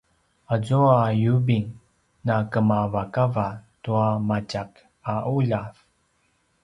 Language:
Paiwan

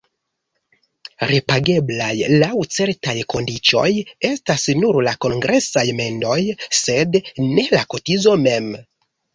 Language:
Esperanto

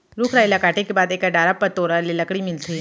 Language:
Chhattisgarhi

